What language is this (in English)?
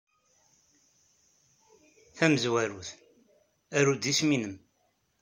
Kabyle